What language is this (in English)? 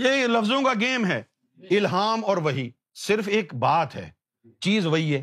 Urdu